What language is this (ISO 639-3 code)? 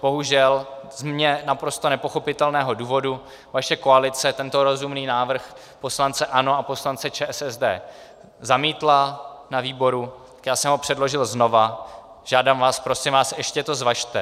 ces